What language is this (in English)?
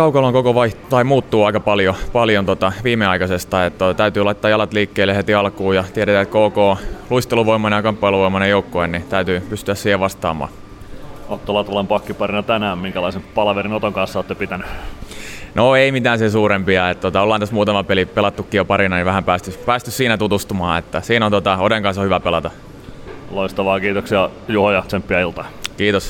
Finnish